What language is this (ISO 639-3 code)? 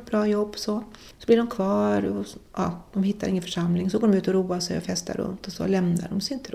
swe